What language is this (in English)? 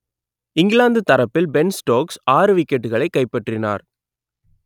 Tamil